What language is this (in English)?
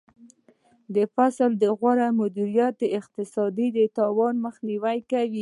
Pashto